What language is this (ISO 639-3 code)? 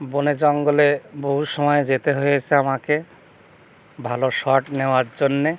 ben